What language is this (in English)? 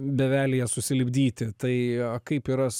Lithuanian